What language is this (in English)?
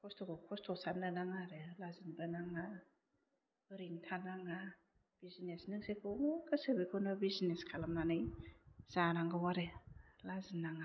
Bodo